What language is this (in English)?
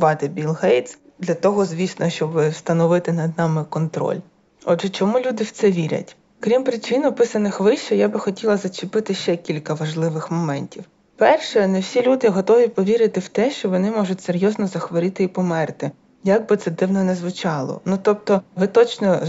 Ukrainian